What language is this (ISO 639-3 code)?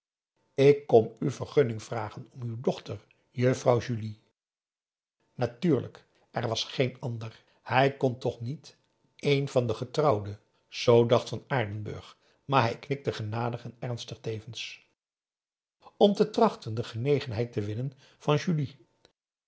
nld